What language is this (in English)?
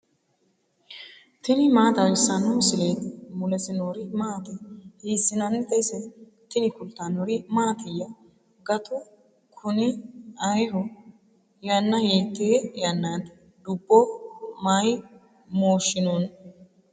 Sidamo